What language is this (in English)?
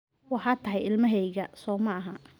Somali